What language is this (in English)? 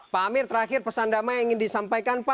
Indonesian